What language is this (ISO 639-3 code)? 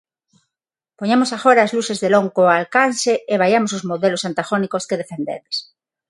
glg